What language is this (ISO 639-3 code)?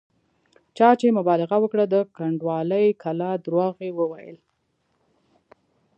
pus